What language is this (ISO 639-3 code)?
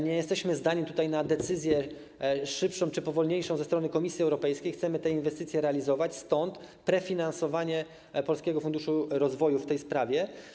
pol